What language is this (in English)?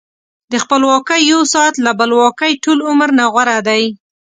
Pashto